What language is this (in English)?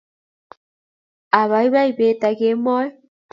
Kalenjin